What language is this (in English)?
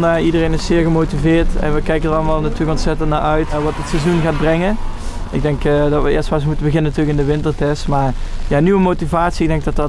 Dutch